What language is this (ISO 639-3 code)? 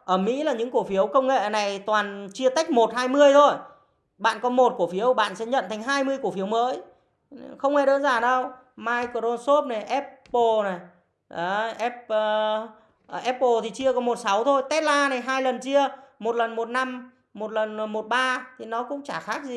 vie